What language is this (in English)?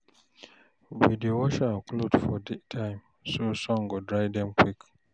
Nigerian Pidgin